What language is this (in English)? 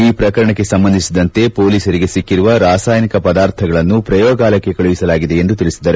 Kannada